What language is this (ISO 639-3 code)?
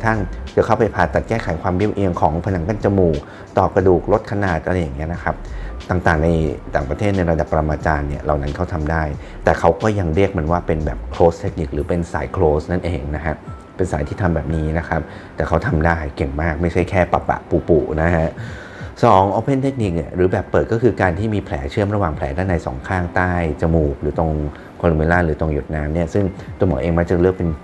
tha